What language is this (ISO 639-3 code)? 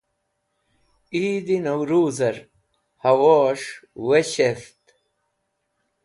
wbl